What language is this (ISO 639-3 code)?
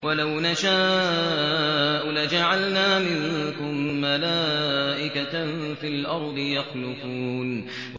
ara